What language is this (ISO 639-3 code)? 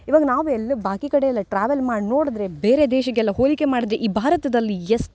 kan